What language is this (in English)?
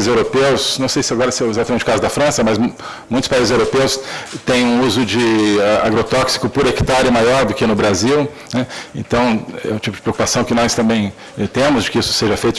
Portuguese